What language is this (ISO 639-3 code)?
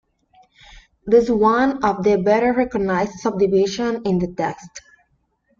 eng